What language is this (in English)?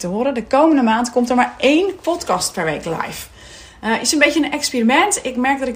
Dutch